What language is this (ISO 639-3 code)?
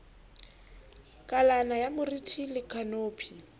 sot